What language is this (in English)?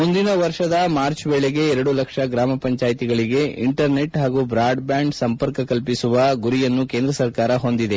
Kannada